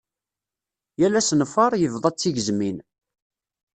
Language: Kabyle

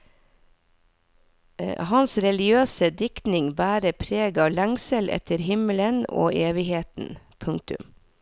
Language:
Norwegian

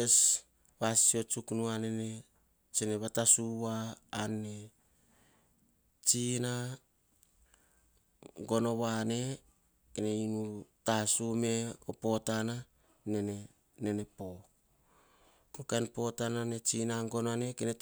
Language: Hahon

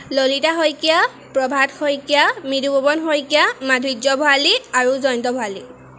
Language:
Assamese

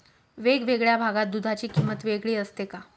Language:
Marathi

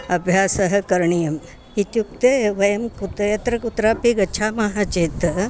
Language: Sanskrit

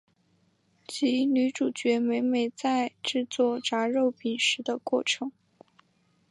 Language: Chinese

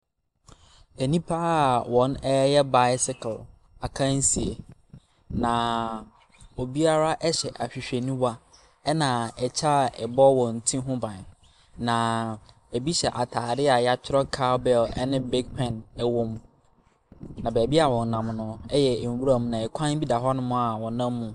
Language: Akan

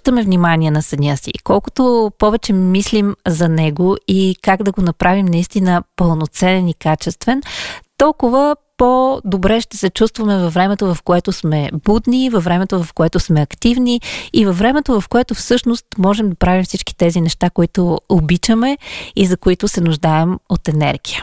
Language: Bulgarian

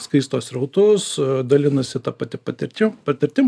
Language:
Lithuanian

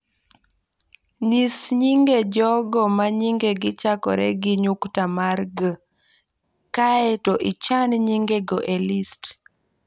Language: Luo (Kenya and Tanzania)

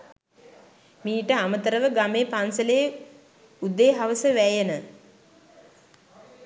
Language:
Sinhala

